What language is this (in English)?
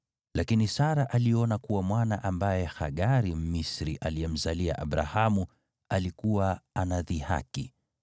Swahili